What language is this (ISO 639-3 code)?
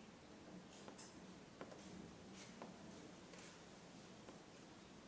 ind